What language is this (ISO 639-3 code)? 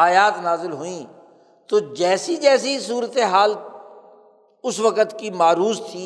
urd